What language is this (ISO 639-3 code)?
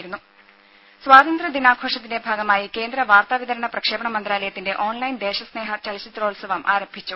mal